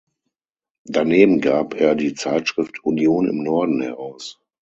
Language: German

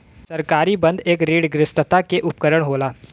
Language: Bhojpuri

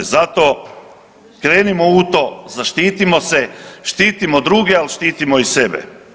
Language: Croatian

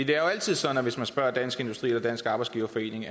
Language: Danish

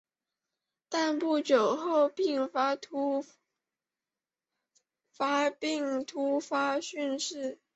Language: Chinese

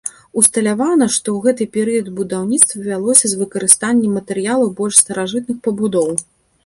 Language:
Belarusian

